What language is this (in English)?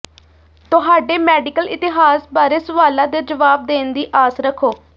Punjabi